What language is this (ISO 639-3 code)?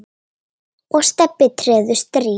isl